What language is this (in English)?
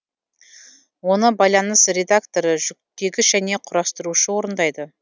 Kazakh